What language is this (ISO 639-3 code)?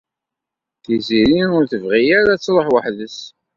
kab